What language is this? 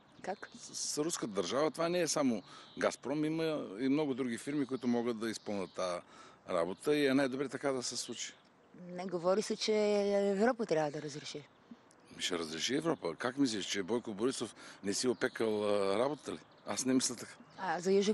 Bulgarian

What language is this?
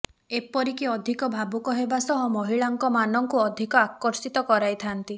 Odia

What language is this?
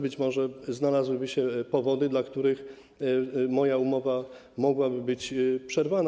Polish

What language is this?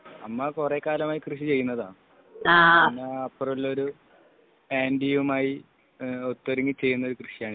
Malayalam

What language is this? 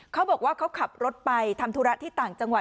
Thai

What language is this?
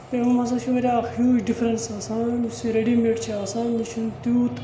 Kashmiri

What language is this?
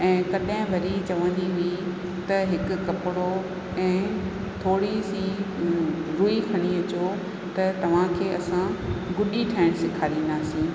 Sindhi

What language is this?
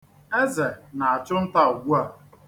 Igbo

